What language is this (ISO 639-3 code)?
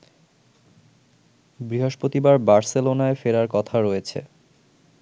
ben